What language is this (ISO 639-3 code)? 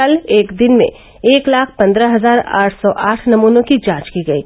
hin